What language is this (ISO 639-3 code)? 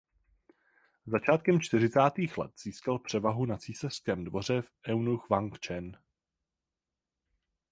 ces